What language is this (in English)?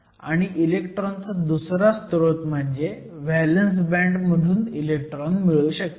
Marathi